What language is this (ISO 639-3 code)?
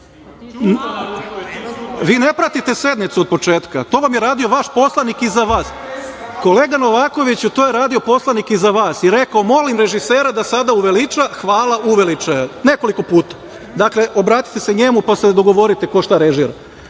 srp